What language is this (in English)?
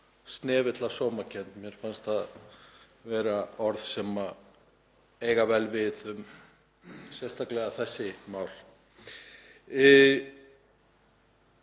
Icelandic